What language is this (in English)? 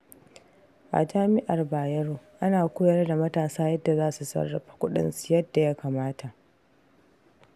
Hausa